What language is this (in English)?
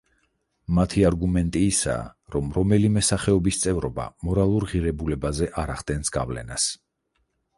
Georgian